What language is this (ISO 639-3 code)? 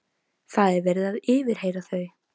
isl